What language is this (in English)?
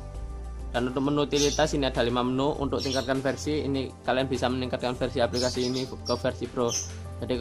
Indonesian